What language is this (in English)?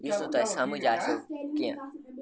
Kashmiri